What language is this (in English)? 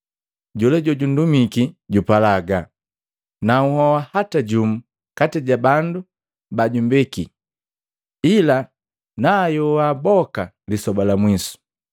Matengo